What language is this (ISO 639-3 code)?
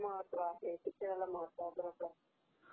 mar